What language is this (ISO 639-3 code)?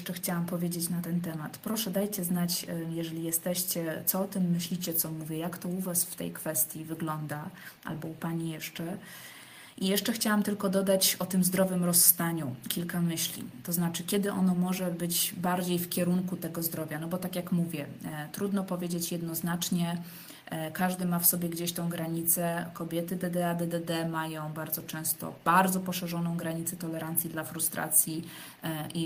pol